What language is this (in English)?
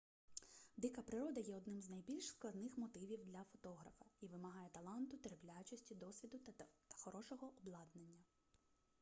Ukrainian